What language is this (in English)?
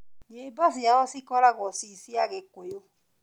Kikuyu